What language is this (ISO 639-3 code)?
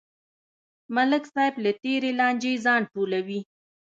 pus